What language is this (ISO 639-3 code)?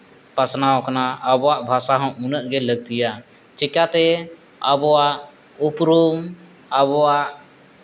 sat